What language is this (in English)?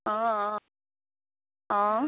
Assamese